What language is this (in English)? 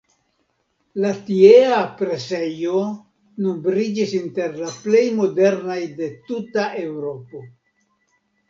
Esperanto